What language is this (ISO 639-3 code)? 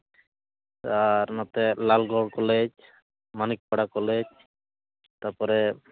sat